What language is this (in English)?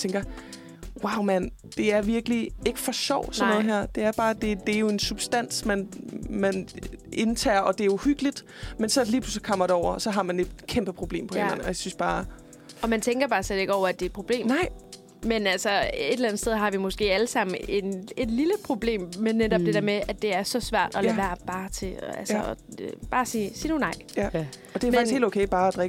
Danish